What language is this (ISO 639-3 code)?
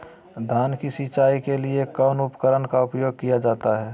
mag